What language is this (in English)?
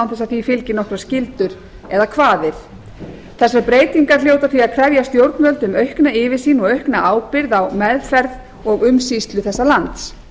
Icelandic